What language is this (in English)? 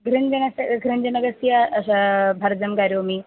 Sanskrit